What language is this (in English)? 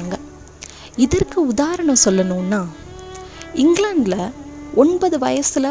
Tamil